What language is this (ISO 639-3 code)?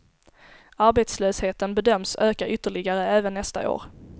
swe